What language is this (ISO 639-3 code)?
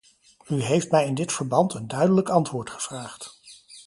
nld